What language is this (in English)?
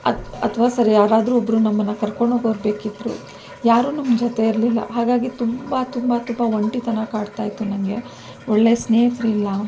Kannada